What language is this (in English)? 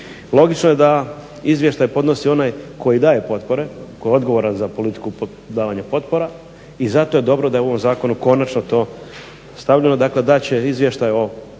Croatian